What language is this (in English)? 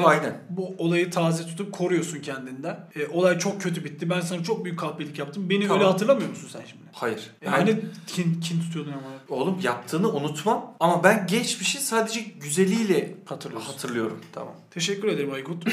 Turkish